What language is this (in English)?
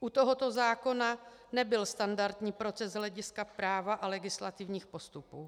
Czech